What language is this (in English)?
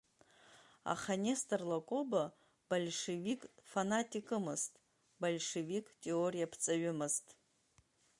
Abkhazian